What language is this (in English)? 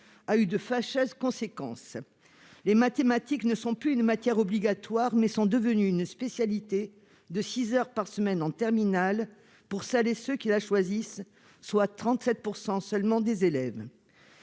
French